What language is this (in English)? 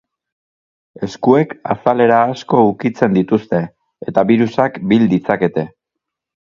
Basque